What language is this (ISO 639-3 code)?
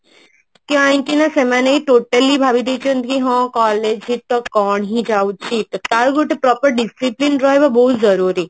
ori